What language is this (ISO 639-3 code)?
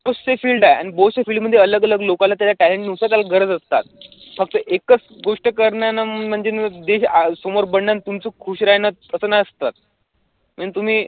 mar